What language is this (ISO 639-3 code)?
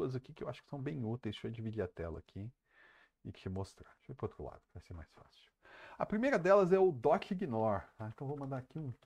por